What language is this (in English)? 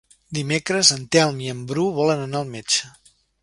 Catalan